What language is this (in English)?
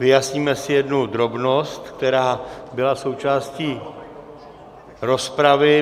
Czech